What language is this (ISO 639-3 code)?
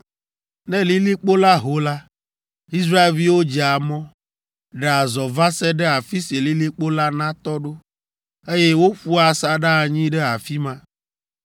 ewe